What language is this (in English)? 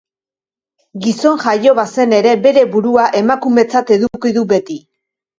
Basque